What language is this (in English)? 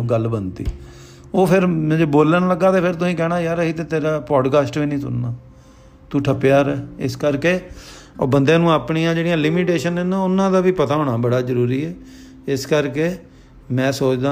Punjabi